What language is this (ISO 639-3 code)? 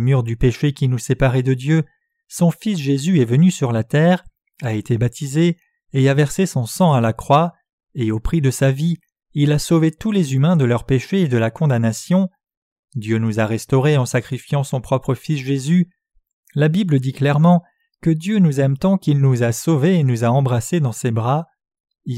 fra